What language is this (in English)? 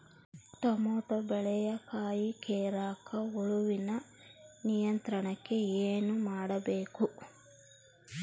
Kannada